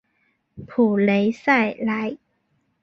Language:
Chinese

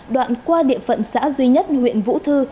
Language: Vietnamese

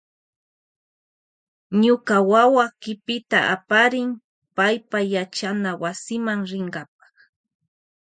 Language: Loja Highland Quichua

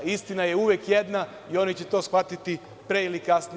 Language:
Serbian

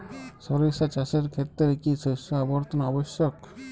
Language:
Bangla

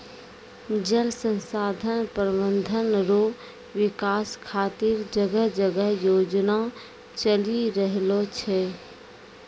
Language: Maithili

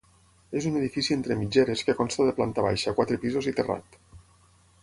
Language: Catalan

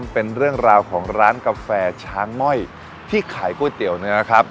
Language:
Thai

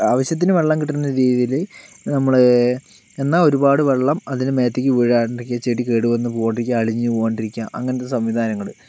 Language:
Malayalam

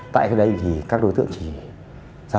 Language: Vietnamese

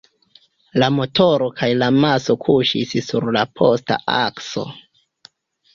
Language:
Esperanto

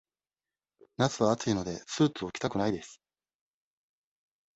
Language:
Japanese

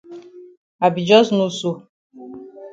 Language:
Cameroon Pidgin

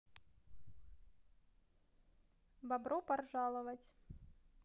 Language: Russian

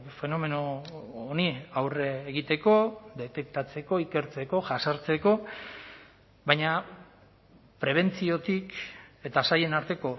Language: Basque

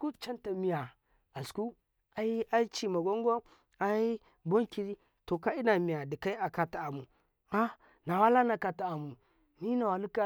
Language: Karekare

